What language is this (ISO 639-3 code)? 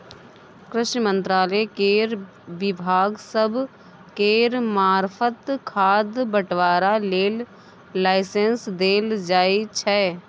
mai